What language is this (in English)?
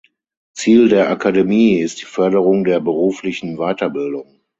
German